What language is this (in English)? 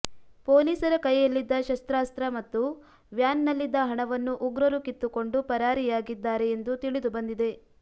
Kannada